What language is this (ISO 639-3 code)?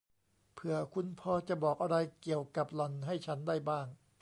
tha